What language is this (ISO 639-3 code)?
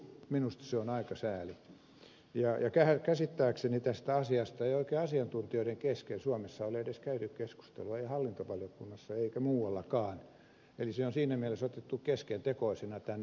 fin